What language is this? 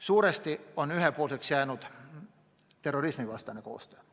Estonian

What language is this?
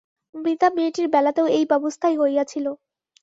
Bangla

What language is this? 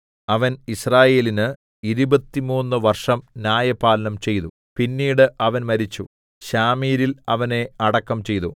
Malayalam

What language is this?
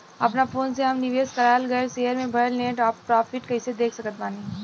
Bhojpuri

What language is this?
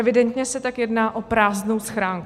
Czech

